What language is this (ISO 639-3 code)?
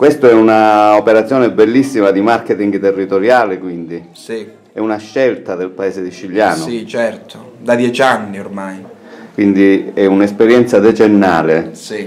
ita